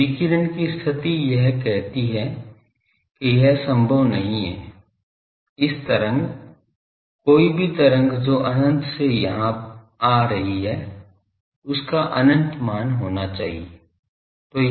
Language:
Hindi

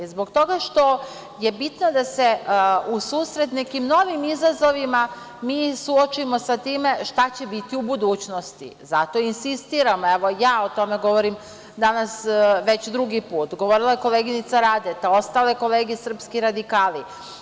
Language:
Serbian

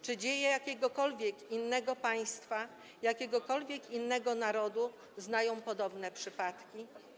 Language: Polish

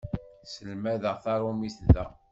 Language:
Kabyle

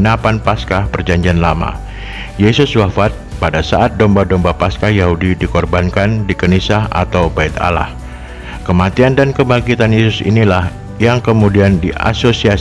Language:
Indonesian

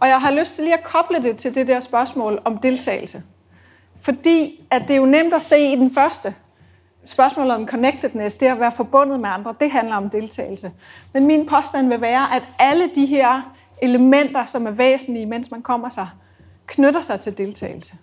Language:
Danish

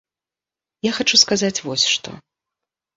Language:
Belarusian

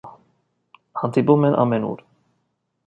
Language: Armenian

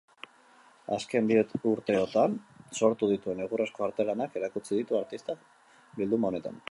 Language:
Basque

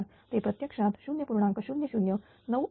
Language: Marathi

